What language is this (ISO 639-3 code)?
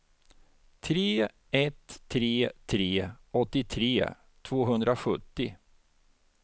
swe